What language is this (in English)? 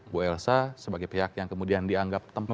Indonesian